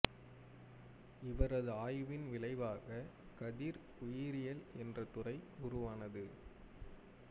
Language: Tamil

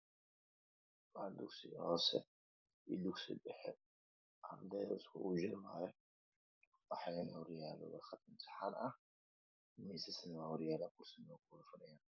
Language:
Somali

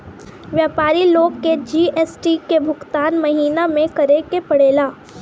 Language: Bhojpuri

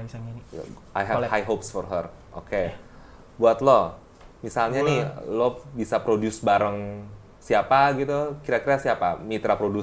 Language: Indonesian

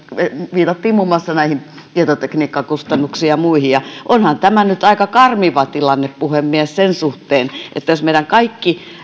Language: Finnish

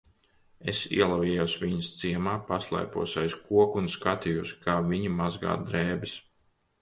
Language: Latvian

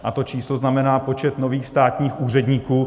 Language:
Czech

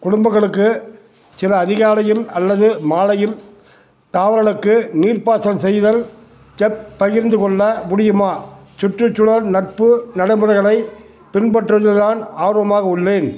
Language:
Tamil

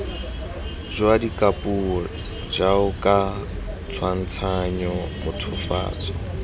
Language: Tswana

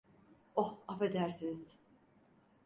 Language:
Turkish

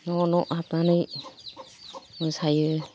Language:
Bodo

